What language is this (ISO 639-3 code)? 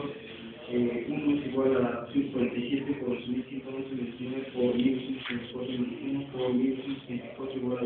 spa